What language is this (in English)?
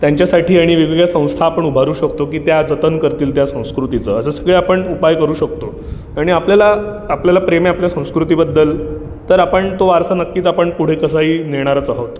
Marathi